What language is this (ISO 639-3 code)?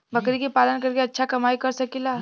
bho